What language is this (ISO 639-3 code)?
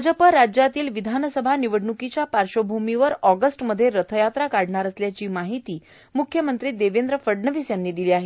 mar